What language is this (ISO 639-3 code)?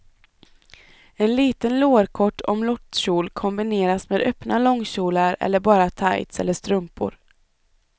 swe